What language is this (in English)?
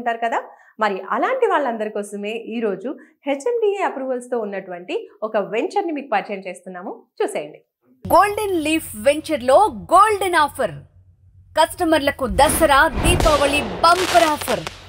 Telugu